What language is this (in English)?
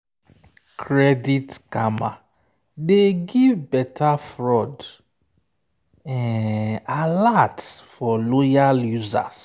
Nigerian Pidgin